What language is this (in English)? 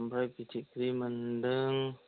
Bodo